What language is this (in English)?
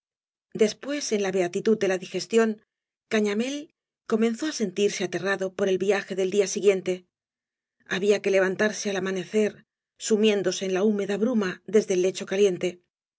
Spanish